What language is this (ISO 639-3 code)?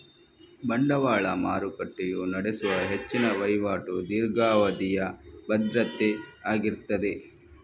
kan